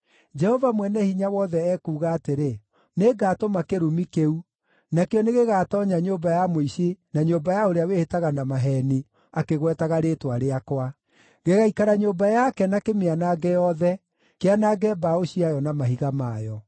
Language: Kikuyu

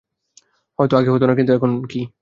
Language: Bangla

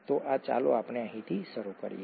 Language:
Gujarati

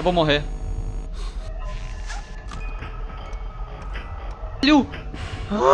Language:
Portuguese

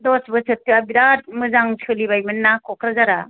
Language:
Bodo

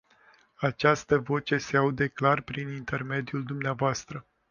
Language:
Romanian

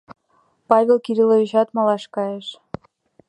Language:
Mari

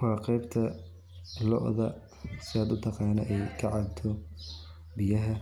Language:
Somali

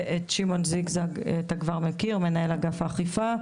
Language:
Hebrew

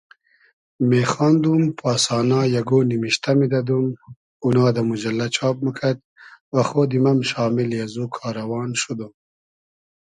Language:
Hazaragi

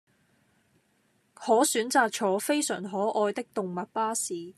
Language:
Cantonese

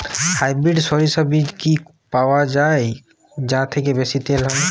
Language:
Bangla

